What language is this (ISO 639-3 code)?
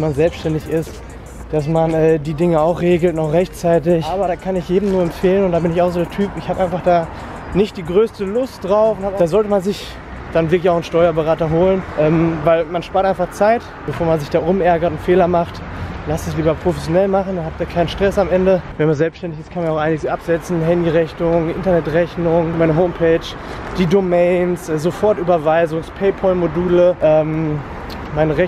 deu